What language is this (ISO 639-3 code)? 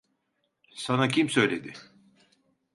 tur